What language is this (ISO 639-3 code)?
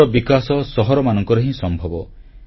ori